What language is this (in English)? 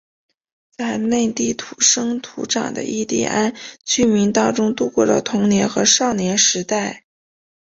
Chinese